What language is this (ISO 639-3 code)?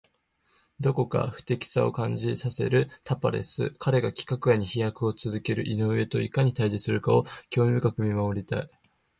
jpn